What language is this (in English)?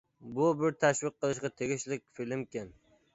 Uyghur